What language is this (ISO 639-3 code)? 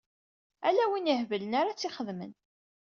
kab